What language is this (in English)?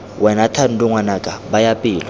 Tswana